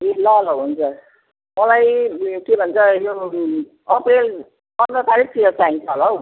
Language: Nepali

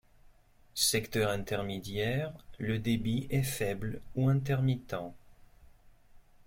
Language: French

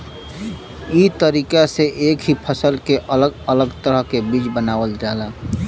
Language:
Bhojpuri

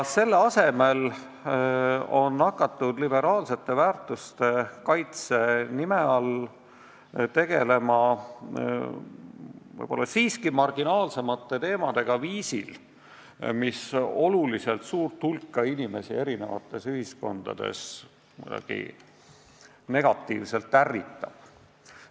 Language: Estonian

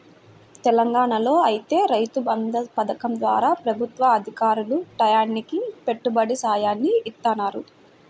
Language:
Telugu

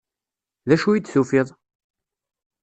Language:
Kabyle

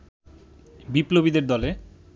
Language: Bangla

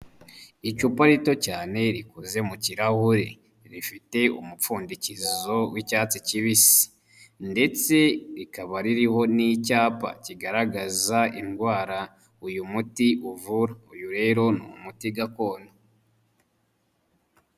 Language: Kinyarwanda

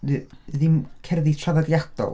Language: Welsh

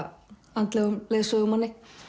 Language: Icelandic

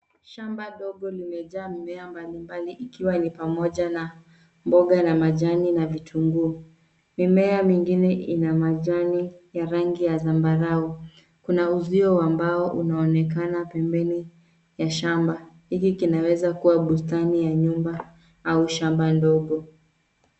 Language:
Swahili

